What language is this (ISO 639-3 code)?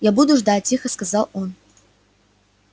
rus